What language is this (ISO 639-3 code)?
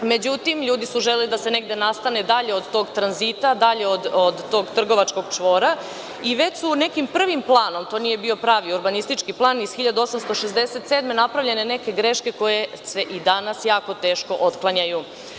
srp